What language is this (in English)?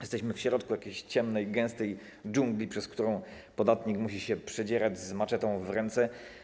Polish